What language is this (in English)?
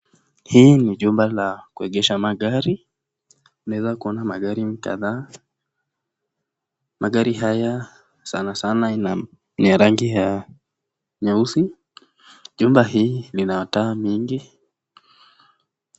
Swahili